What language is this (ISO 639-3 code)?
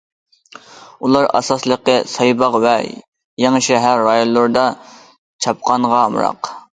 uig